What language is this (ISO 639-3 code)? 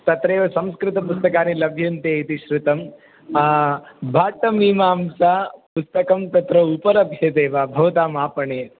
san